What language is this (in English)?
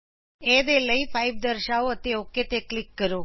Punjabi